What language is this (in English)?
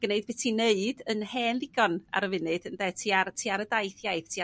Welsh